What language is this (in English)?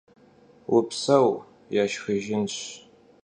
Kabardian